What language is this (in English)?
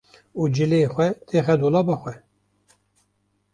Kurdish